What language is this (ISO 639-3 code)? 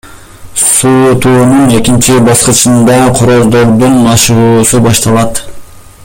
kir